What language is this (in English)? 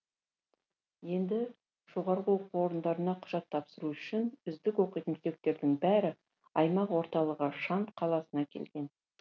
Kazakh